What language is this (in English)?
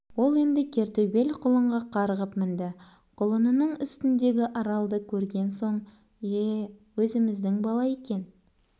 Kazakh